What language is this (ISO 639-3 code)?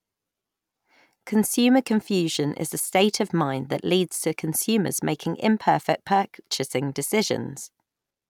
eng